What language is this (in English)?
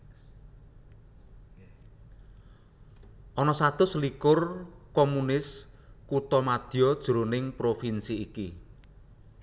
Javanese